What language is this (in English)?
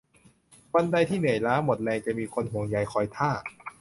Thai